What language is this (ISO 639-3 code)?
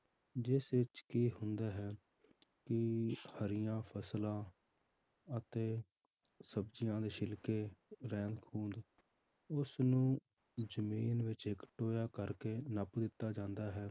pan